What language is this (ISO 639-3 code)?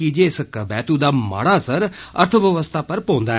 doi